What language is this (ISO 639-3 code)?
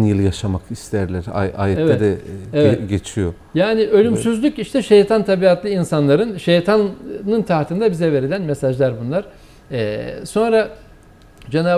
tur